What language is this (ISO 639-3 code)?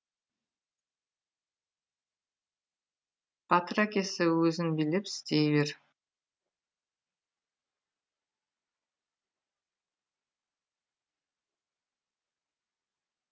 kaz